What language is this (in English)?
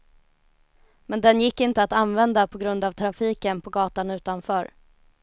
Swedish